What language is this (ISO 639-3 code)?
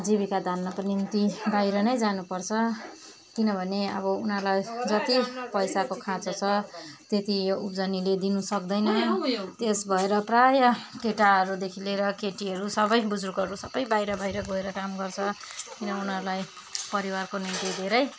nep